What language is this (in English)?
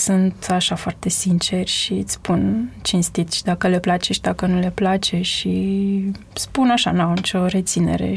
Romanian